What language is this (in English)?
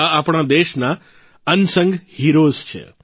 Gujarati